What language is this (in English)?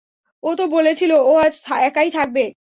Bangla